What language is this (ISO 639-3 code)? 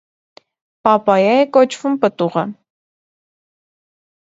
hye